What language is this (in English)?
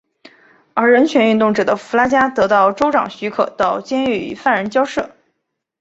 Chinese